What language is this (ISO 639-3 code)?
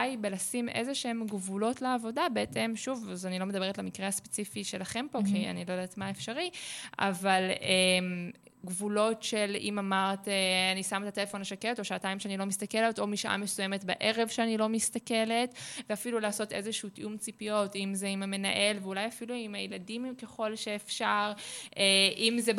heb